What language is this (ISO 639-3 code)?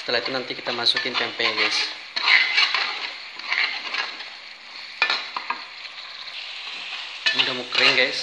ind